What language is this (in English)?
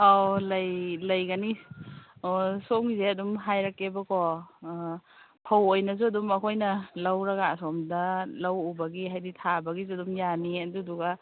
Manipuri